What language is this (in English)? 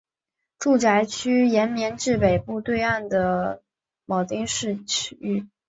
Chinese